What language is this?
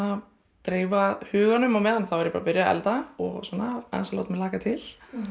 Icelandic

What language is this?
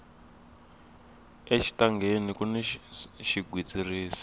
Tsonga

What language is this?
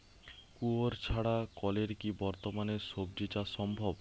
Bangla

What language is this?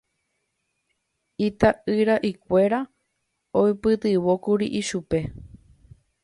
Guarani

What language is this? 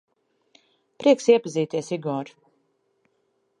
Latvian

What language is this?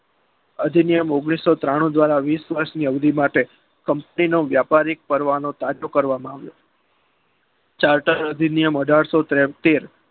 Gujarati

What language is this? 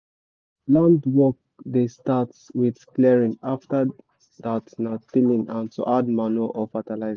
Nigerian Pidgin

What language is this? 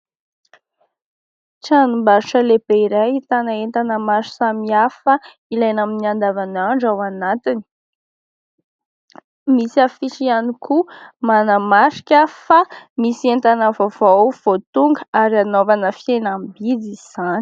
Malagasy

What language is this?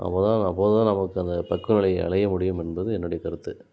Tamil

